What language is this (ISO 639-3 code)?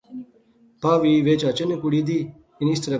phr